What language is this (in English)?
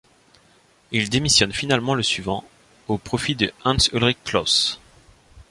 French